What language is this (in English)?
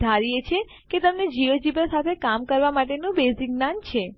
Gujarati